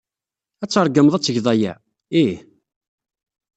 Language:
Kabyle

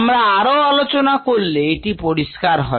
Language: Bangla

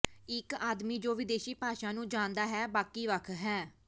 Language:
Punjabi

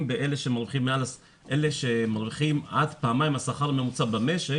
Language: Hebrew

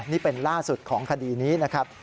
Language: Thai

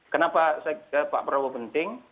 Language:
Indonesian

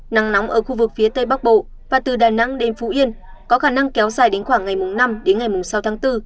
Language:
Vietnamese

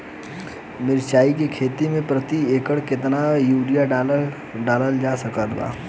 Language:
Bhojpuri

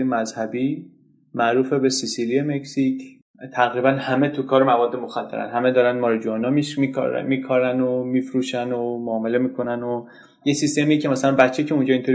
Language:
Persian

